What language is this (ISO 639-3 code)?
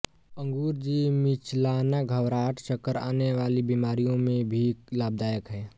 hin